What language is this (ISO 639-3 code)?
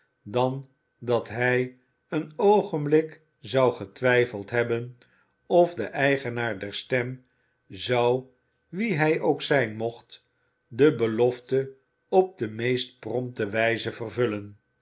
nld